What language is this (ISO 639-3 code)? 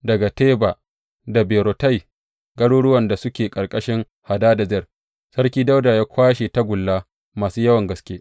hau